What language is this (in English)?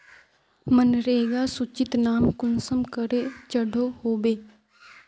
Magahi